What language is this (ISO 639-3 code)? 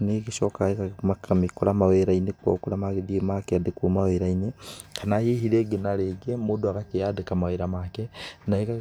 kik